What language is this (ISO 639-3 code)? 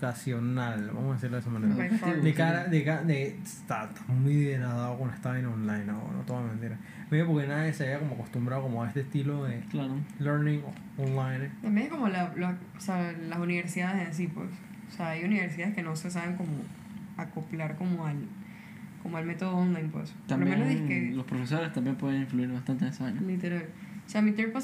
spa